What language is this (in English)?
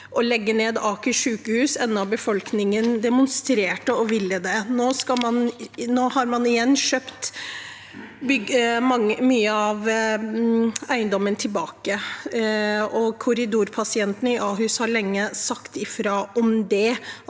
Norwegian